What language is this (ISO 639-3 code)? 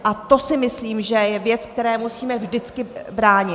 ces